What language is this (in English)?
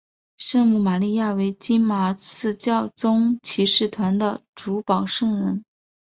Chinese